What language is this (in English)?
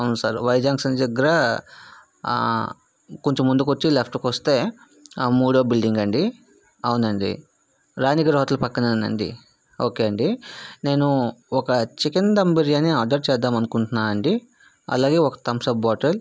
Telugu